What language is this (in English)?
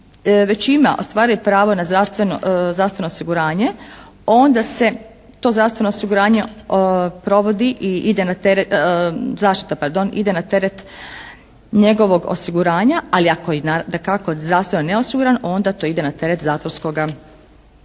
Croatian